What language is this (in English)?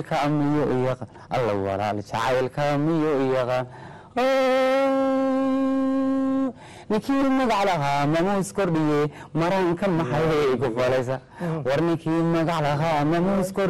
Arabic